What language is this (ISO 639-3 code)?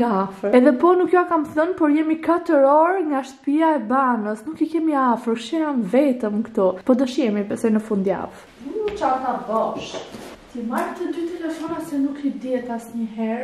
ron